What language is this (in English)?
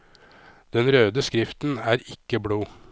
Norwegian